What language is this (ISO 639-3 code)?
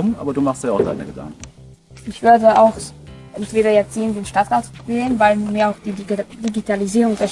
deu